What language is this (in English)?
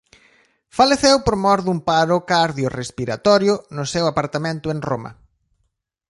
Galician